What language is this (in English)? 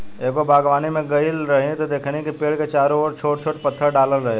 Bhojpuri